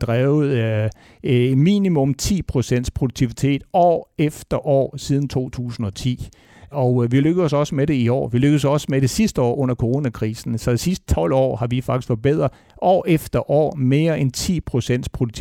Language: Danish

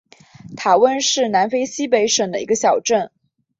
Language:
Chinese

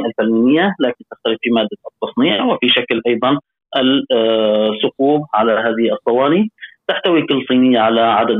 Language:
Arabic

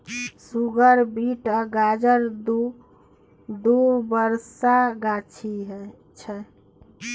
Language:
Maithili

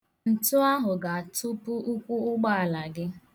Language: Igbo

